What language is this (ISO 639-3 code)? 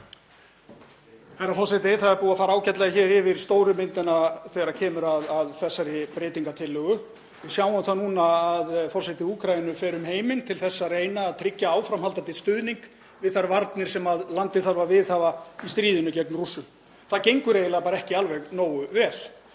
isl